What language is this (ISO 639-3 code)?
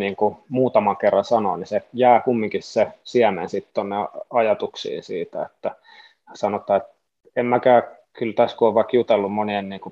fin